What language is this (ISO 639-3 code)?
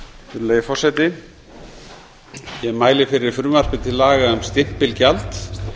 isl